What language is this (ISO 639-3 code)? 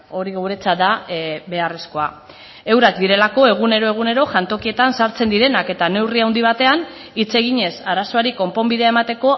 eus